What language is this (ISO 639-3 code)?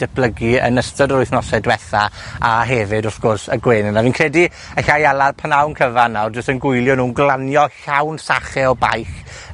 cym